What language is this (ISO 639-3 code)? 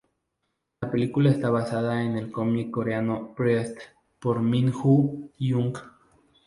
spa